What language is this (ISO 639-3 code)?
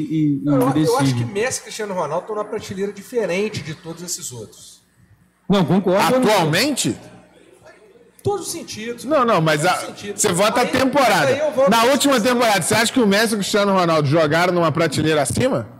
por